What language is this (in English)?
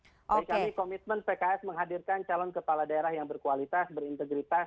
Indonesian